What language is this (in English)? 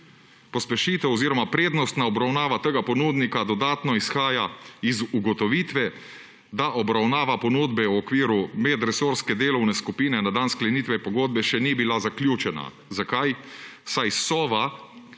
Slovenian